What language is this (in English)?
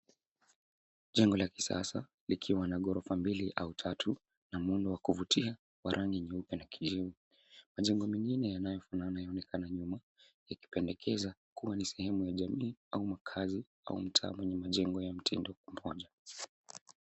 Swahili